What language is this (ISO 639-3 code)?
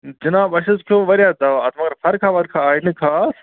kas